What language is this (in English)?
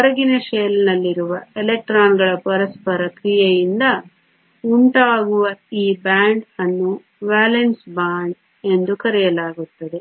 Kannada